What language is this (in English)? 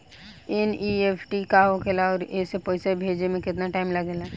Bhojpuri